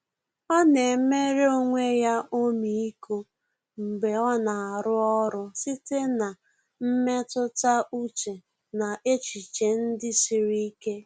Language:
Igbo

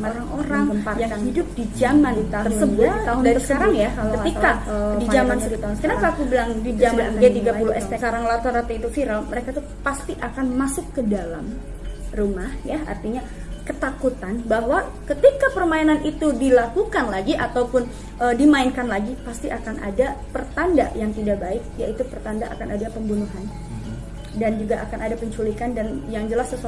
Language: Indonesian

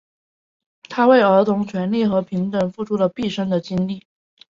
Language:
Chinese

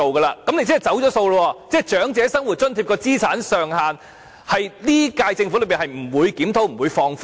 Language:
Cantonese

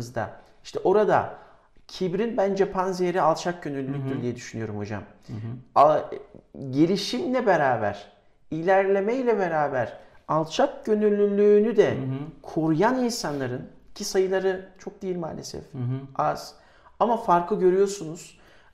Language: Turkish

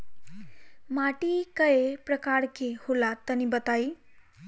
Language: Bhojpuri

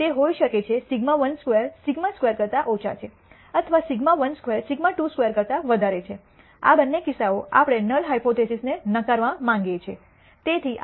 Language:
Gujarati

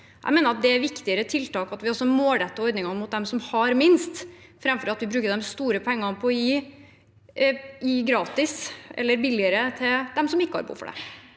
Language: Norwegian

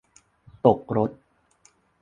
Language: Thai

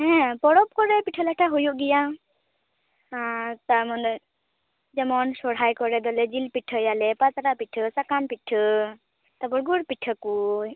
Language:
Santali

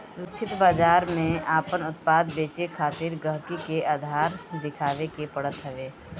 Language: Bhojpuri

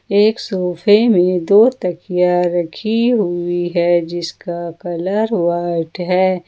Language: Hindi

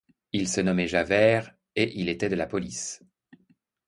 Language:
French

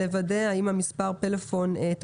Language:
Hebrew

